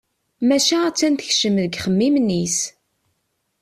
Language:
Kabyle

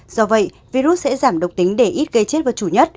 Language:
Vietnamese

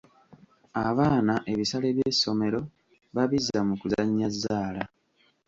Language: Ganda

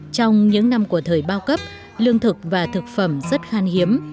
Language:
Vietnamese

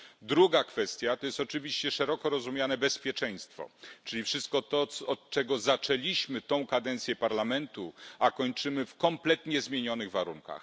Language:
Polish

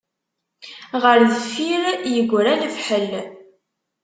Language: Kabyle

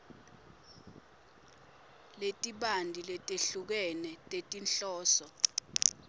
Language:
Swati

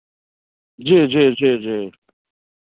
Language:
Maithili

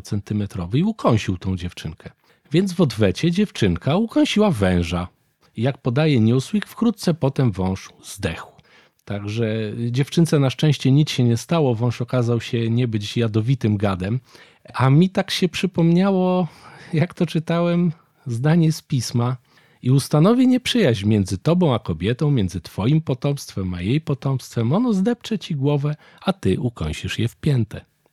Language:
Polish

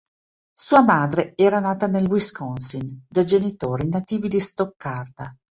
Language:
Italian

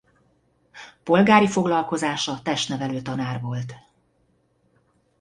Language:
Hungarian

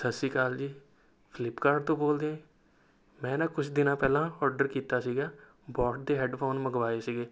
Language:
Punjabi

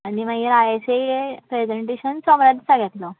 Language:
Konkani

